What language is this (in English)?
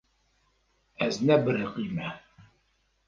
Kurdish